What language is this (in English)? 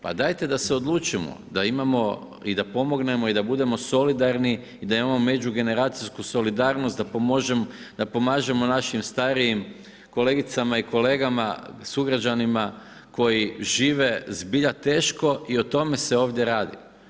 Croatian